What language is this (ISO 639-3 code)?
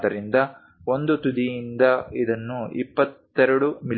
kan